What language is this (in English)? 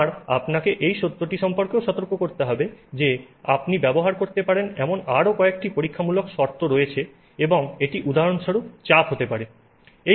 Bangla